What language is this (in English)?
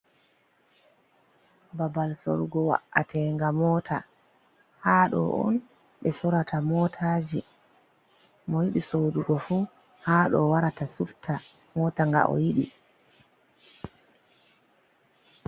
Fula